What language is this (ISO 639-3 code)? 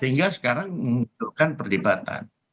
ind